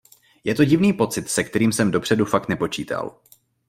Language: Czech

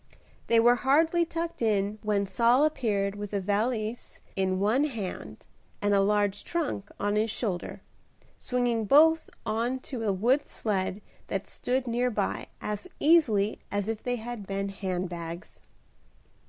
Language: English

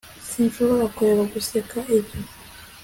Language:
Kinyarwanda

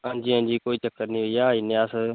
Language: Dogri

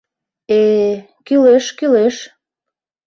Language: Mari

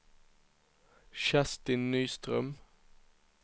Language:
Swedish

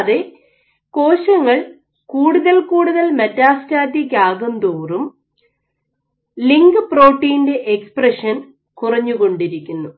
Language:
Malayalam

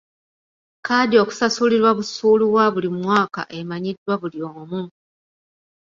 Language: Ganda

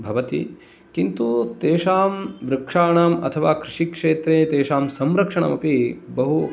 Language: Sanskrit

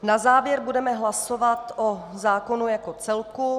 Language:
Czech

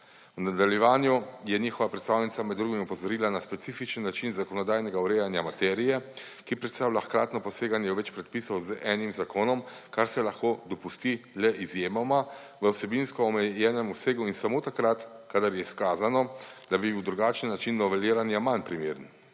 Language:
Slovenian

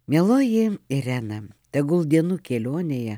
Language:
Lithuanian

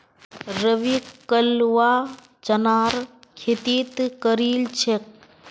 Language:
Magahi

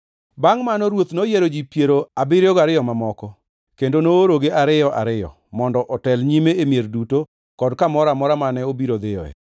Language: Luo (Kenya and Tanzania)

